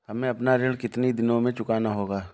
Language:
Hindi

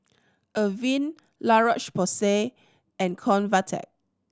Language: English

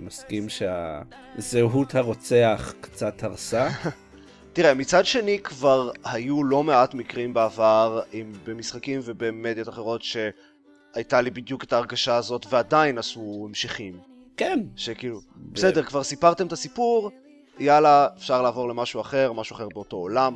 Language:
Hebrew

